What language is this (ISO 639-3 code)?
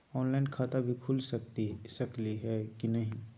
mag